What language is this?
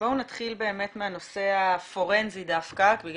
Hebrew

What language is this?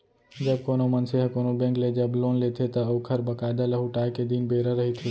Chhattisgarhi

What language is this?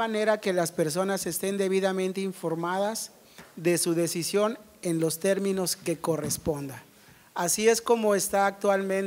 Spanish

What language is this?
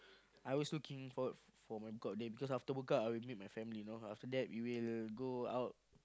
English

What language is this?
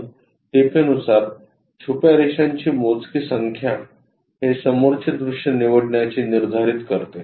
Marathi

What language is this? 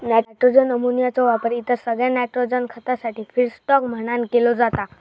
Marathi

